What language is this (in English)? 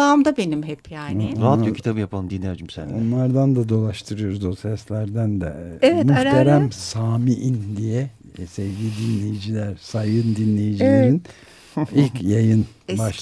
Turkish